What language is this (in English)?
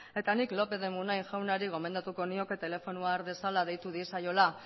Basque